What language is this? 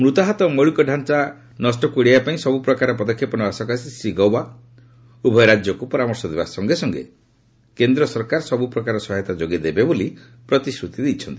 Odia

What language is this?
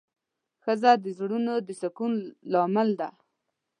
Pashto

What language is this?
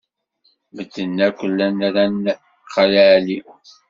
Kabyle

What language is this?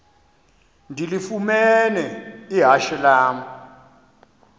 Xhosa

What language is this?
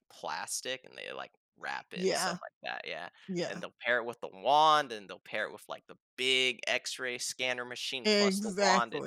English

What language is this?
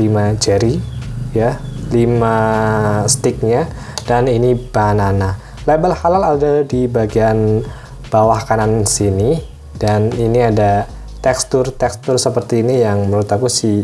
Indonesian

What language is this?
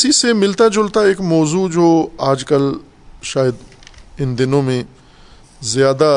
Urdu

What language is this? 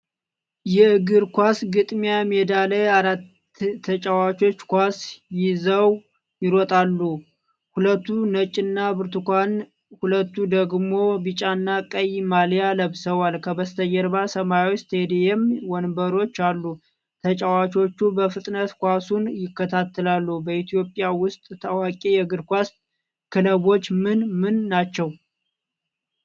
Amharic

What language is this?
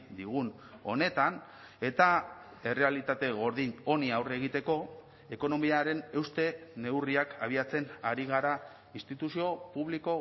Basque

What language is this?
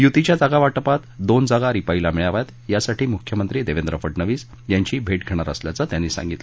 Marathi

